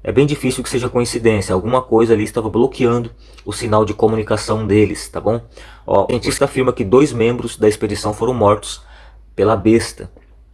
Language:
Portuguese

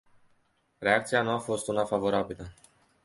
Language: Romanian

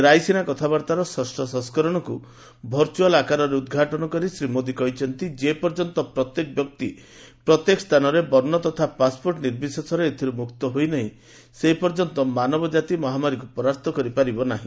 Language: Odia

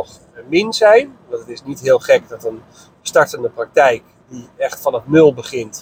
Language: Dutch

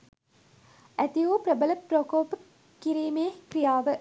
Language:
Sinhala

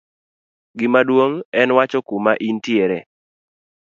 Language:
Luo (Kenya and Tanzania)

